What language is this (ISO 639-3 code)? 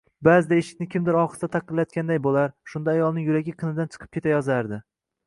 uzb